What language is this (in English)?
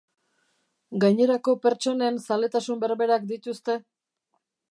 Basque